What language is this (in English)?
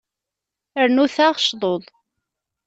Kabyle